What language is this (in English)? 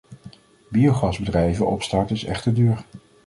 Dutch